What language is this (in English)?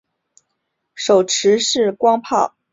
Chinese